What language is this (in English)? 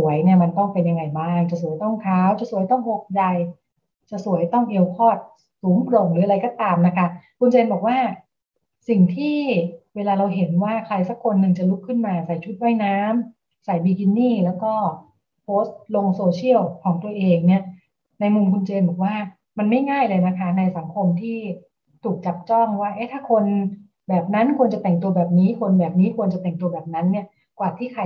Thai